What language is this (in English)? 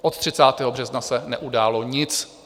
Czech